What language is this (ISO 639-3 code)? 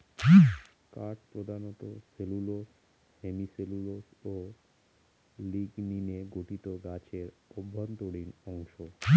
ben